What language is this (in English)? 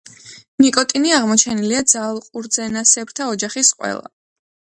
Georgian